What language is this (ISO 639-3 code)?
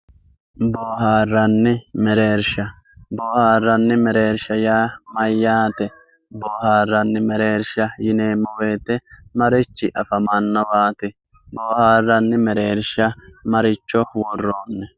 sid